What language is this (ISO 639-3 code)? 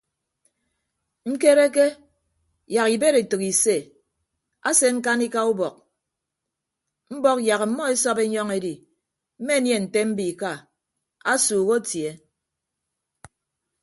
ibb